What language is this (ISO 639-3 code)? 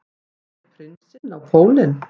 isl